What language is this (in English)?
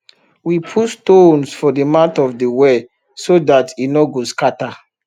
Nigerian Pidgin